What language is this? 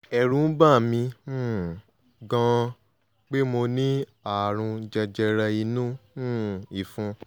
Yoruba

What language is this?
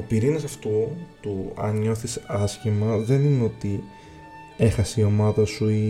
Greek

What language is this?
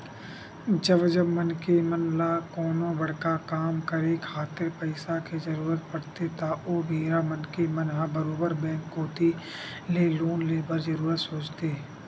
Chhattisgarhi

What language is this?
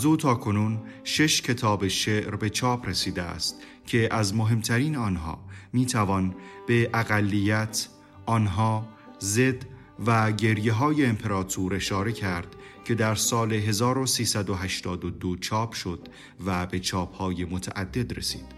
Persian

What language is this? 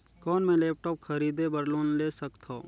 Chhattisgarhi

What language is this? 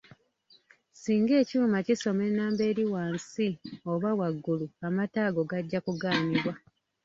Ganda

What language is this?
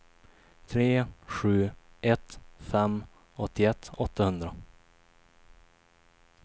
Swedish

